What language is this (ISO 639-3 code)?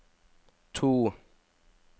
nor